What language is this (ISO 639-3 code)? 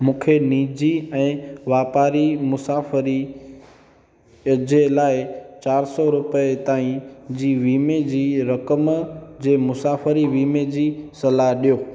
snd